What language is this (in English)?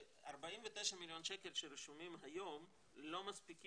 Hebrew